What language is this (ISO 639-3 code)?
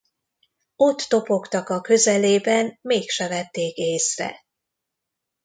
hun